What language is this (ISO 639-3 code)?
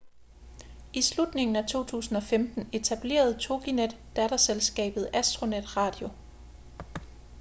dan